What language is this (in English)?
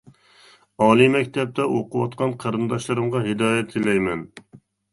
Uyghur